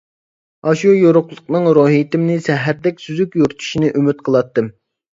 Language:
Uyghur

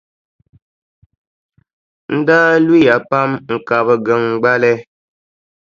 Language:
Dagbani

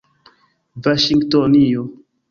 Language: Esperanto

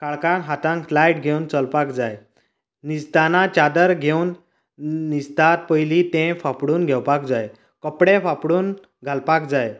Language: Konkani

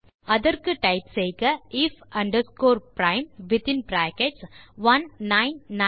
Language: Tamil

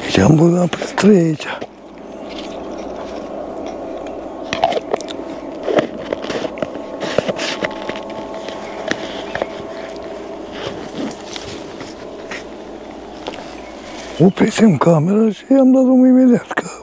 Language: Romanian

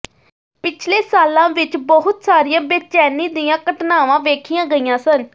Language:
Punjabi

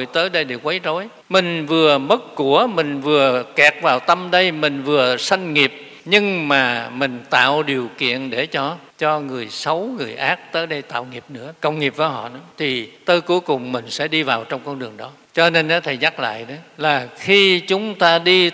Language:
Vietnamese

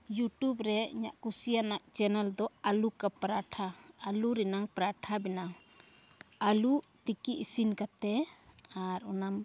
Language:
Santali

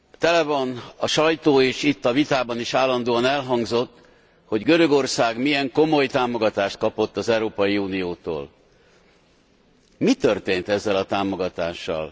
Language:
Hungarian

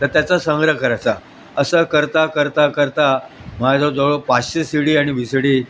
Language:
Marathi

